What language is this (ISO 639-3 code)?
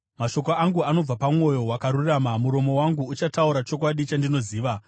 sna